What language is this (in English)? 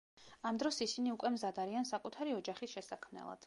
Georgian